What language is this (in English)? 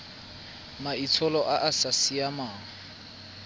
Tswana